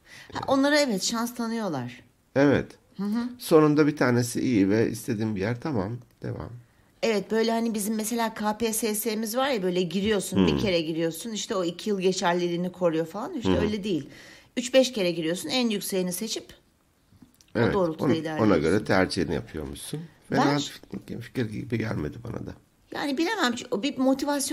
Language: Turkish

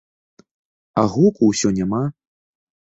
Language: Belarusian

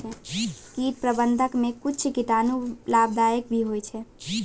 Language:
Maithili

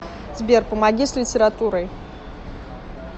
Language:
Russian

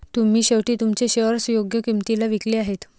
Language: Marathi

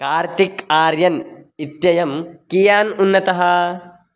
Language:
Sanskrit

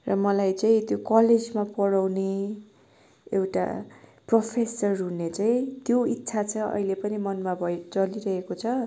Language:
Nepali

